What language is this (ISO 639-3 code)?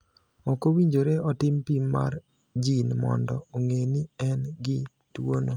luo